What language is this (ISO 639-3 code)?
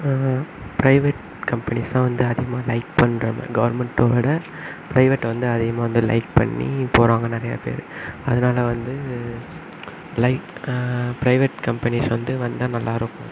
tam